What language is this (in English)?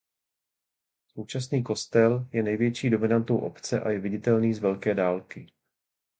Czech